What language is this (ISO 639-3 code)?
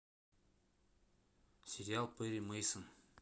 rus